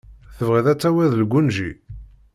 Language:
Kabyle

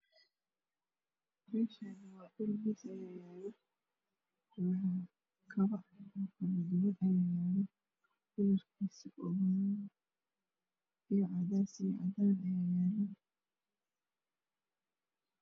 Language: Somali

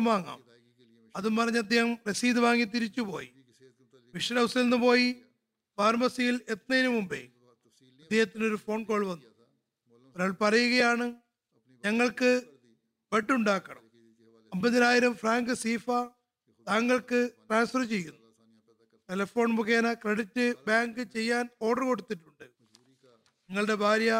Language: Malayalam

